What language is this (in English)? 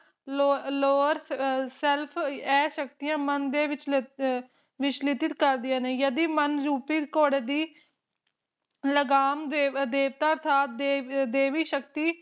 Punjabi